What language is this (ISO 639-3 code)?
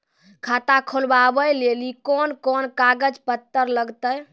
mai